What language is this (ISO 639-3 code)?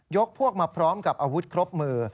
tha